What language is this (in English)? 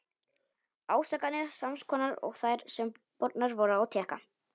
Icelandic